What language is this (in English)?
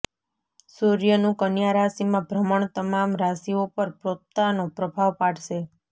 Gujarati